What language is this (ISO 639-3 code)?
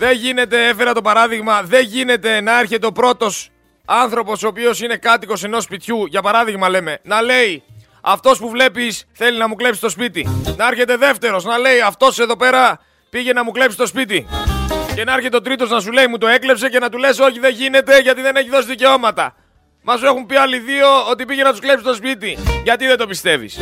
ell